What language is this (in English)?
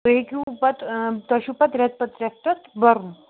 Kashmiri